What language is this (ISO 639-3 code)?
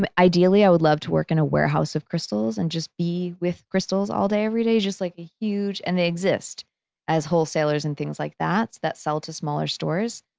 eng